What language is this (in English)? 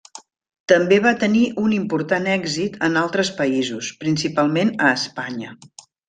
Catalan